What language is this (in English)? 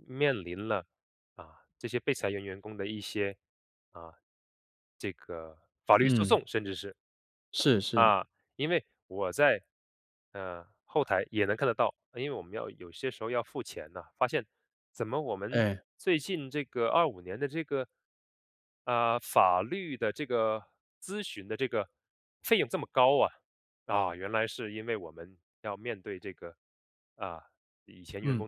Chinese